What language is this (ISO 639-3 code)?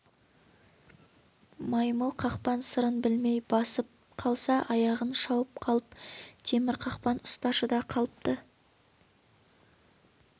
kaz